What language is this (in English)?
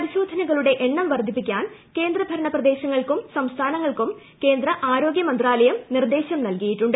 Malayalam